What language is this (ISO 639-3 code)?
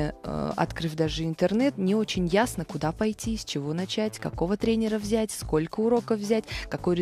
rus